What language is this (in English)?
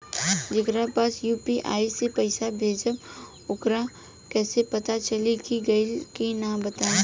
Bhojpuri